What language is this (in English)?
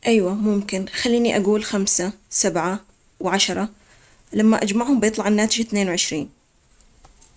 Omani Arabic